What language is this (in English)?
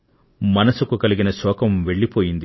Telugu